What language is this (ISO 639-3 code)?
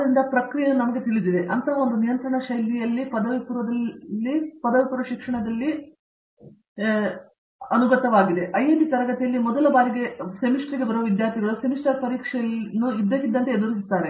kan